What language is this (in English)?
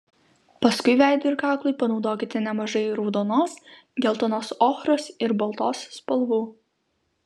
Lithuanian